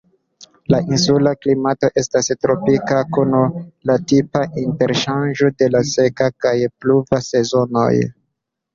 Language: Esperanto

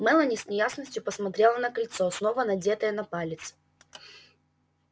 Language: Russian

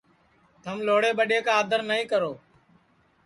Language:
Sansi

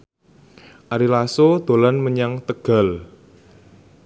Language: Javanese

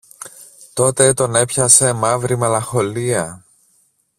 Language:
Greek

